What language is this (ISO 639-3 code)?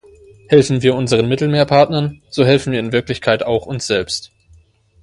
deu